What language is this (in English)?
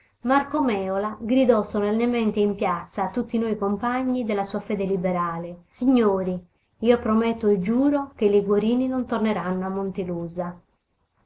Italian